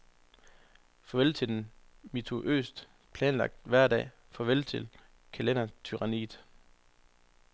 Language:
Danish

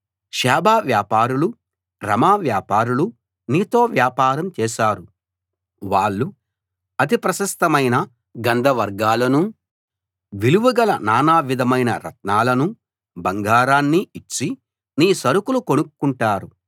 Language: Telugu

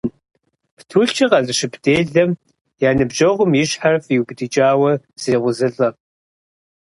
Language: Kabardian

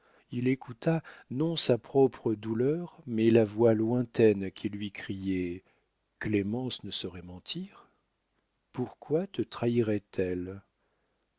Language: French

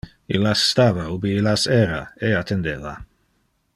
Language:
Interlingua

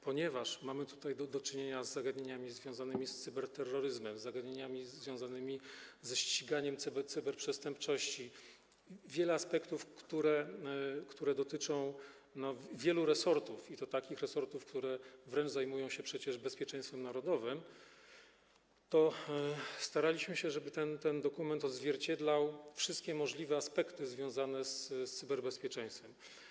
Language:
Polish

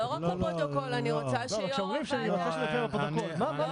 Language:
Hebrew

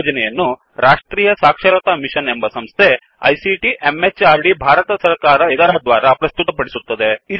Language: Kannada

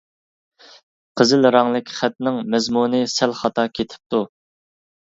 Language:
Uyghur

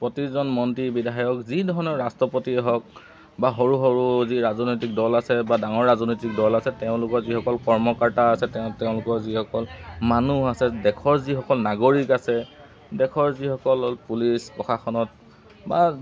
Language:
Assamese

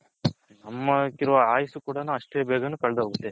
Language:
Kannada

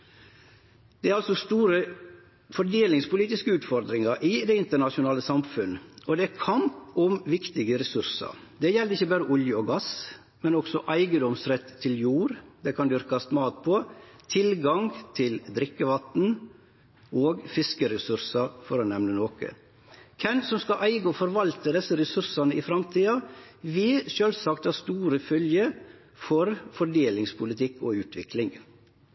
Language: Norwegian Nynorsk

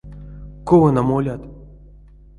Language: Erzya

